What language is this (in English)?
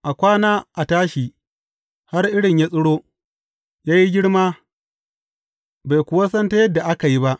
Hausa